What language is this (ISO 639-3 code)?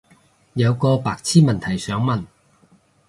yue